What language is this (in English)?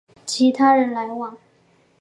Chinese